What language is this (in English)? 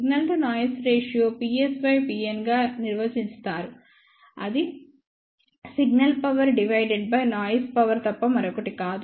Telugu